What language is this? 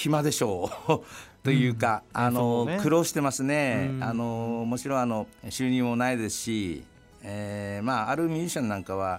Japanese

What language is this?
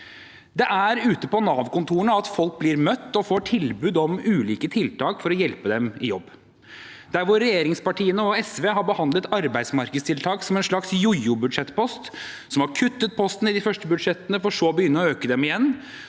Norwegian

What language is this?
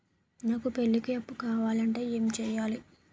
Telugu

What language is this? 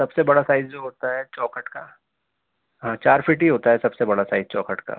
Urdu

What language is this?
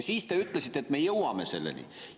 Estonian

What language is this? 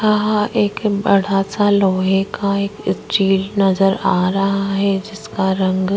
Hindi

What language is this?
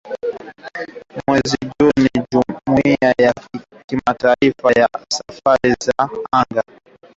Swahili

